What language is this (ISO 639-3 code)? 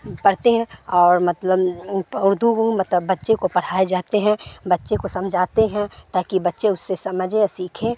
urd